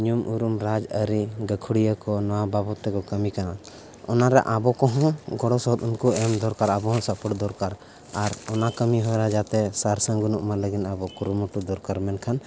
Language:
Santali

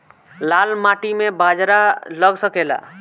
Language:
Bhojpuri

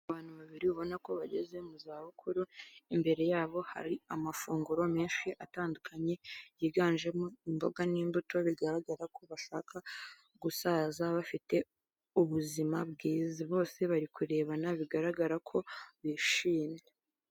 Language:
Kinyarwanda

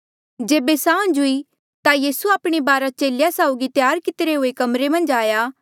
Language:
Mandeali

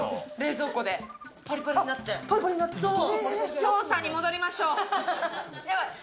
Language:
Japanese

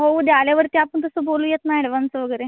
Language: Marathi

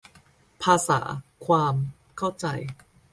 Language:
Thai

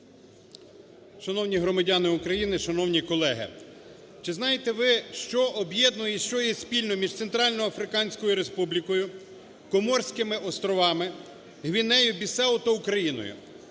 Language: Ukrainian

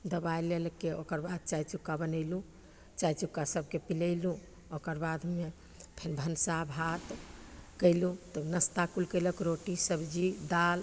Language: Maithili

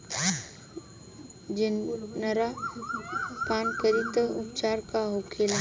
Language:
Bhojpuri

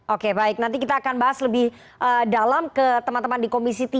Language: Indonesian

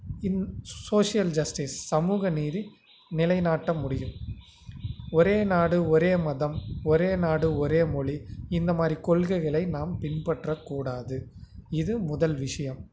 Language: Tamil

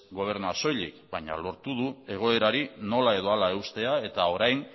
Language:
Basque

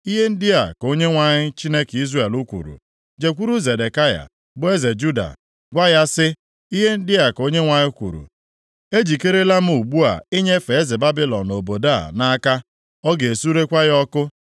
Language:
Igbo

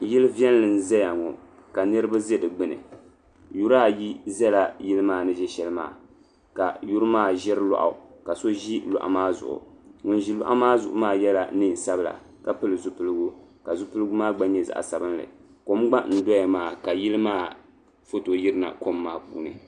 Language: Dagbani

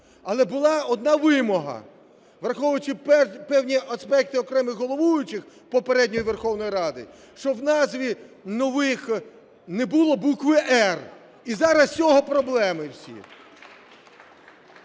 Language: Ukrainian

